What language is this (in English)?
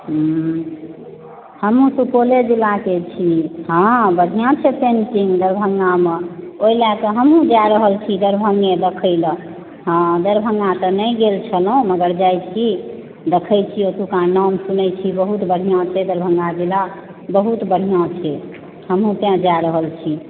Maithili